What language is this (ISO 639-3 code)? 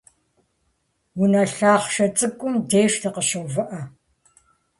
kbd